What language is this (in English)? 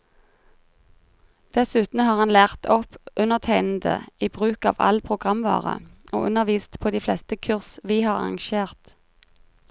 Norwegian